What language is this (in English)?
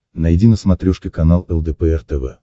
Russian